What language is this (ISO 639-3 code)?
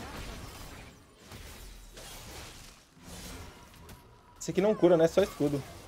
por